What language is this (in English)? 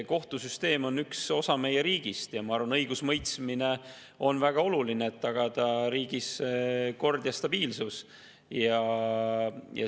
Estonian